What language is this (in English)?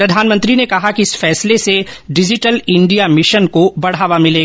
Hindi